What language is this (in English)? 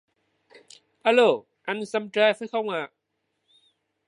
Vietnamese